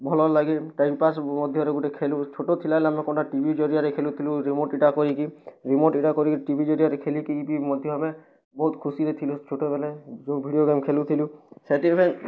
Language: Odia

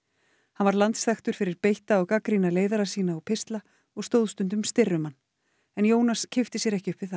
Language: Icelandic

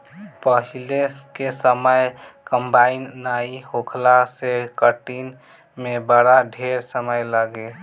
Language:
Bhojpuri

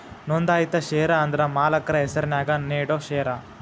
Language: Kannada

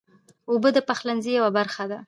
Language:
Pashto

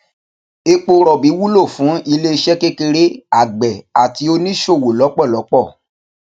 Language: Yoruba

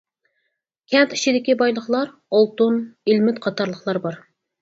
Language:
Uyghur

